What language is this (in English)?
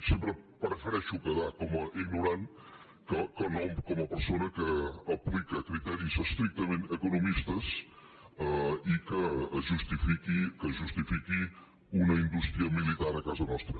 Catalan